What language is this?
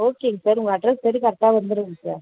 Tamil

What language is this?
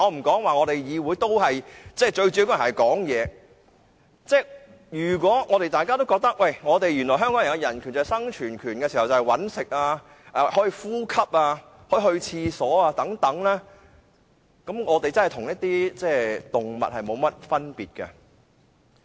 Cantonese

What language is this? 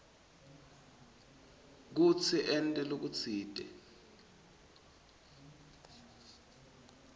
Swati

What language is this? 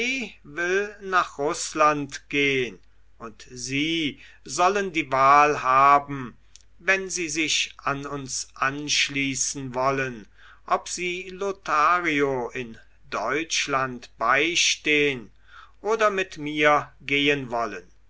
German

